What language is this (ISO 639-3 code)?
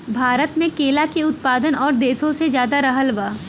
bho